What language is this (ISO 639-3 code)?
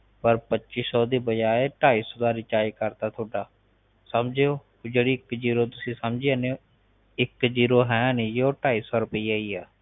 pan